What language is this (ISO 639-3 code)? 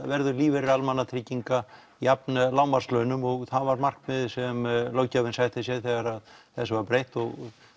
isl